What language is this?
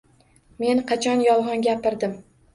Uzbek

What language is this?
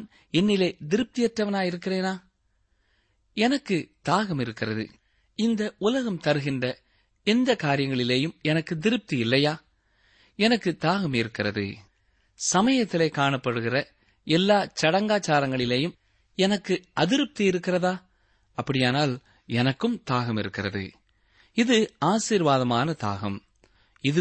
Tamil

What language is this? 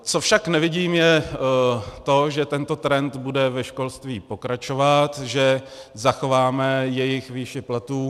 Czech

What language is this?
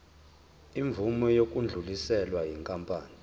Zulu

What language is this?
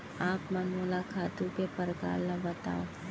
Chhattisgarhi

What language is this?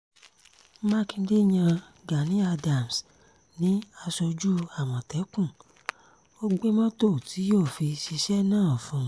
Yoruba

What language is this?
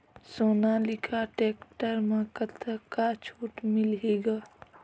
Chhattisgarhi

